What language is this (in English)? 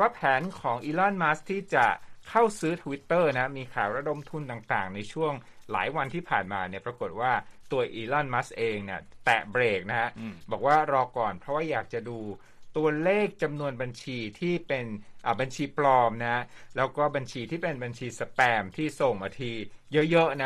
Thai